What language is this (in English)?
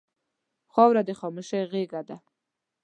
Pashto